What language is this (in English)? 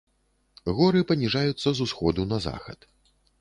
Belarusian